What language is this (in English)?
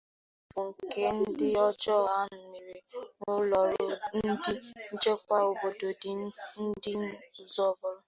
Igbo